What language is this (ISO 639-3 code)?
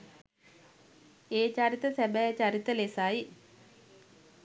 sin